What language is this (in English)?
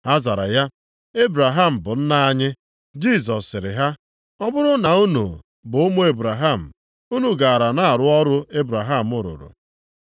Igbo